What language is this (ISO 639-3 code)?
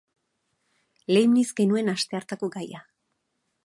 eus